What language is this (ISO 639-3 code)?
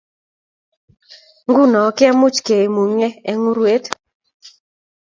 kln